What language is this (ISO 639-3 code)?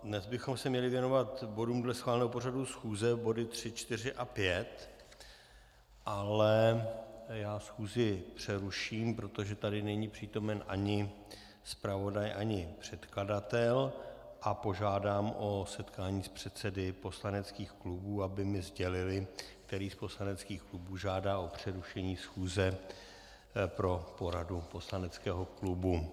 ces